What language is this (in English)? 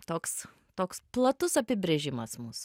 Lithuanian